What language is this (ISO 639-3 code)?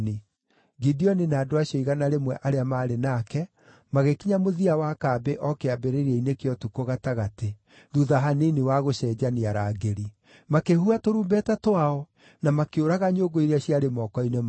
kik